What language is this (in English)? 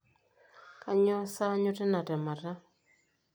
Masai